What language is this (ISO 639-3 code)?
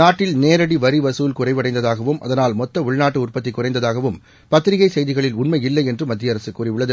tam